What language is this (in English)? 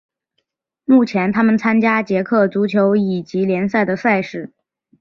Chinese